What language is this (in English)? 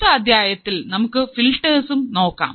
Malayalam